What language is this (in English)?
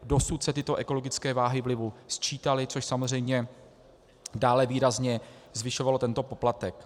Czech